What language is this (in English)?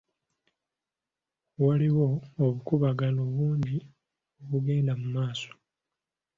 Ganda